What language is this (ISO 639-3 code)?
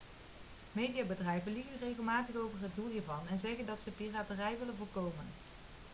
nld